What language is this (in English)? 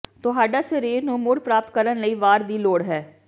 Punjabi